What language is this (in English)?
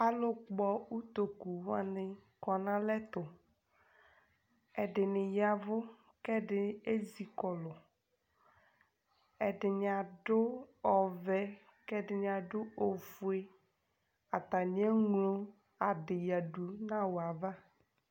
Ikposo